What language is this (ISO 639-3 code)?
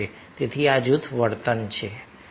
guj